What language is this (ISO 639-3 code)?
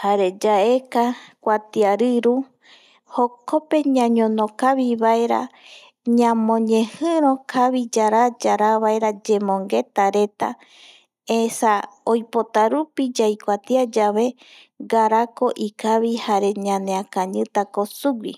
gui